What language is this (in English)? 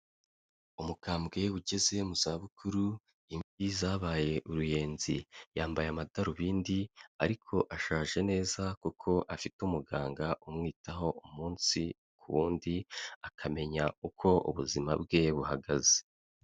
Kinyarwanda